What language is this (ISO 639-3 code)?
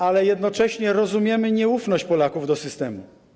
pol